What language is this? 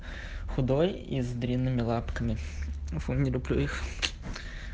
Russian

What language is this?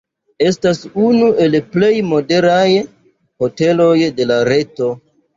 Esperanto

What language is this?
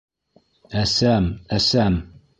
Bashkir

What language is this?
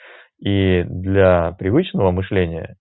Russian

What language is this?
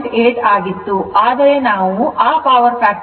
Kannada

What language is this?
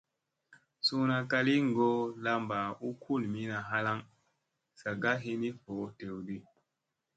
Musey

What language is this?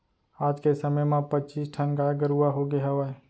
Chhattisgarhi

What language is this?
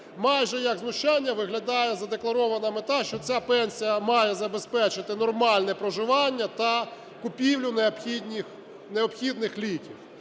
Ukrainian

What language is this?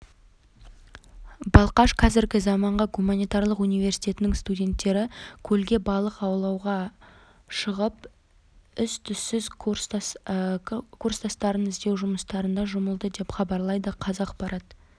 Kazakh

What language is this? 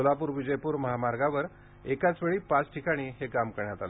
Marathi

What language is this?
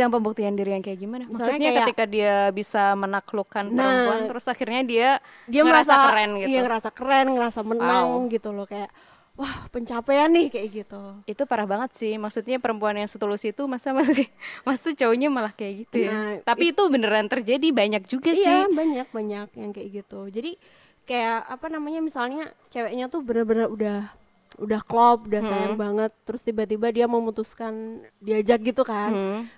Indonesian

